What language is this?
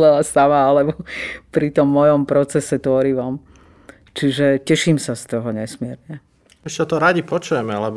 Slovak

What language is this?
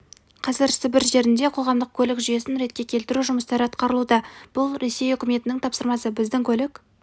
Kazakh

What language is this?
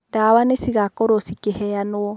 Kikuyu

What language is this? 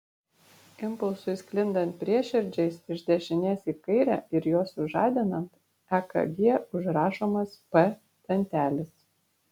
Lithuanian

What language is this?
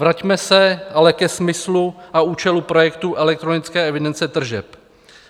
Czech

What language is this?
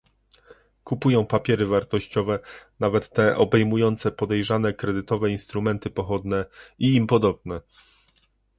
Polish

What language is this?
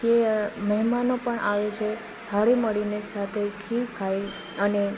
Gujarati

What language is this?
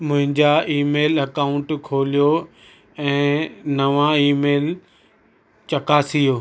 Sindhi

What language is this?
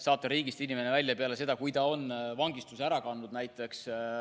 Estonian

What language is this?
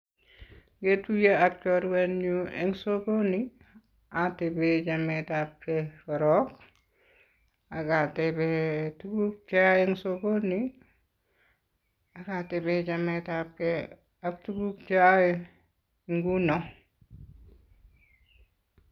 Kalenjin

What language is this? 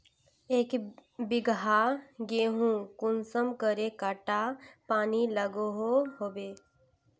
Magahi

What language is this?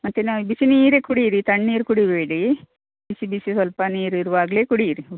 Kannada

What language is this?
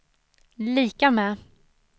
Swedish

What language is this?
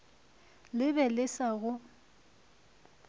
Northern Sotho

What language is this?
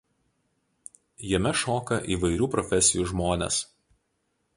Lithuanian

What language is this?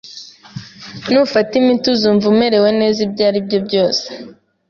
Kinyarwanda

